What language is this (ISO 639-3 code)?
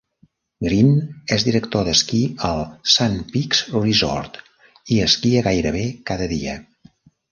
cat